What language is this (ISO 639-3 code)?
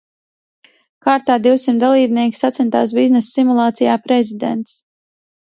lav